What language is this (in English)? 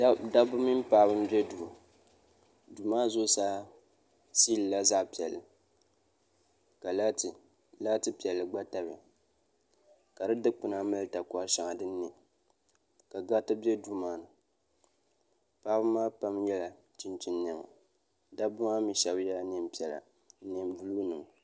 Dagbani